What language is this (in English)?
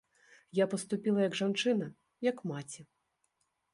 Belarusian